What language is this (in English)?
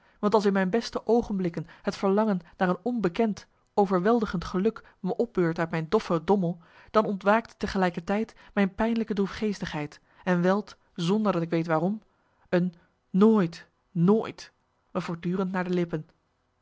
Dutch